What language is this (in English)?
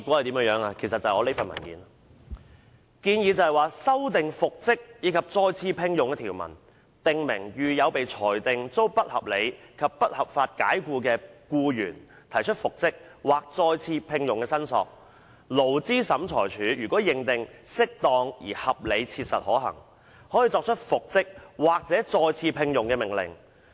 Cantonese